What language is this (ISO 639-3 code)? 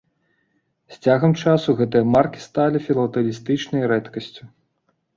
bel